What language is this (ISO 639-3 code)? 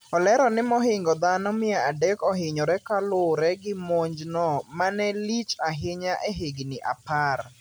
luo